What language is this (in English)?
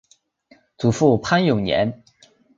Chinese